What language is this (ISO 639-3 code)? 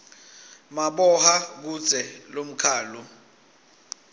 ssw